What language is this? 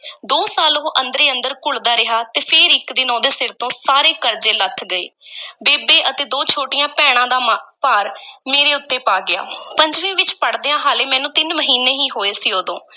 Punjabi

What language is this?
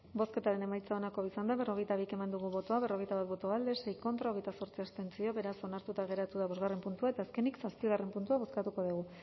Basque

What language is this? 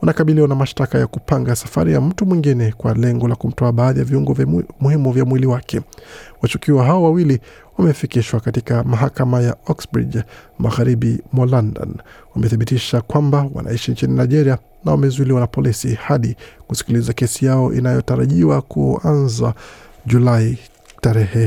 Swahili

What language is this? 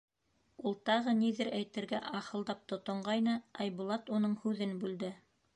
Bashkir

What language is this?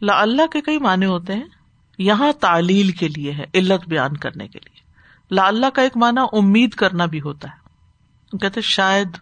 Urdu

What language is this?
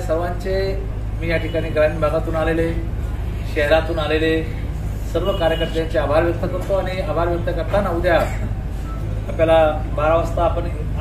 Marathi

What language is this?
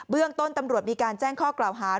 Thai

